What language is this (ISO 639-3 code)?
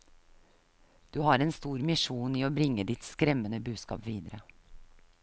nor